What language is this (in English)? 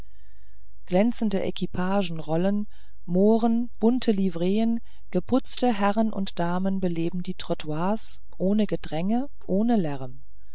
German